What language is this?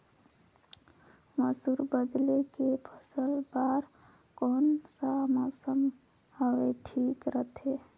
Chhattisgarhi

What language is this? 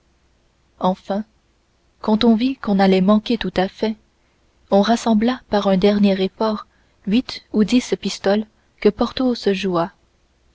French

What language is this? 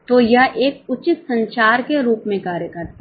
Hindi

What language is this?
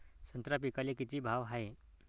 Marathi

